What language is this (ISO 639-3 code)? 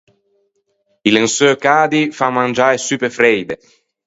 lij